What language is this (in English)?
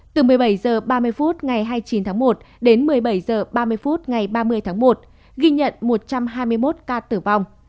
Vietnamese